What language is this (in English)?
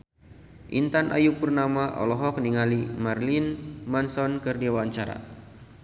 Sundanese